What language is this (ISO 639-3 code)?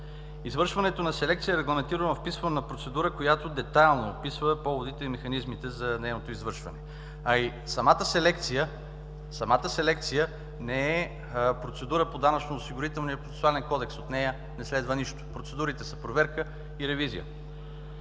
bul